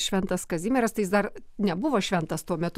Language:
Lithuanian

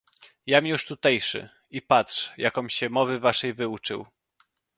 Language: Polish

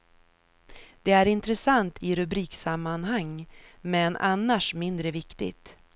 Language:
Swedish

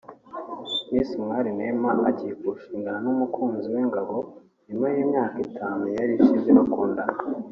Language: Kinyarwanda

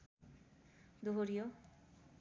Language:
Nepali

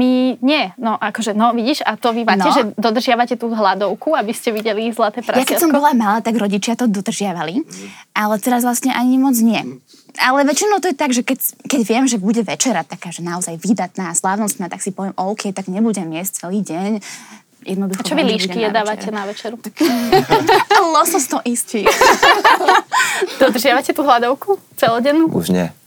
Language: Slovak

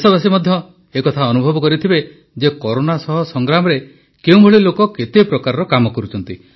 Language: Odia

